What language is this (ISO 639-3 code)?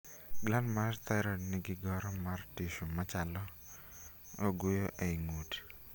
luo